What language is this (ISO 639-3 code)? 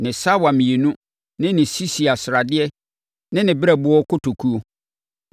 aka